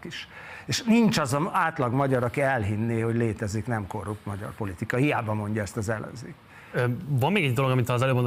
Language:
Hungarian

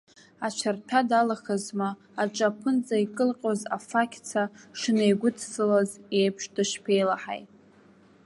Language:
Abkhazian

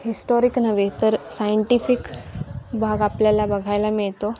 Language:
Marathi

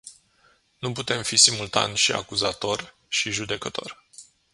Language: Romanian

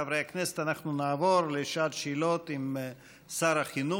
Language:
Hebrew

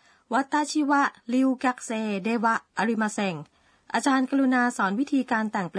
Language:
Thai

